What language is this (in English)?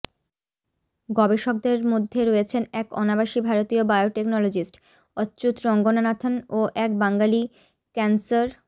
Bangla